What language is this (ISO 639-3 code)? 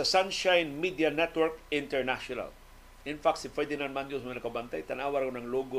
fil